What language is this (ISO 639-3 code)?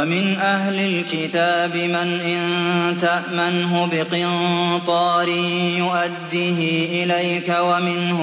ara